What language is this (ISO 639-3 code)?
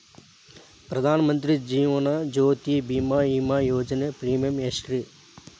kan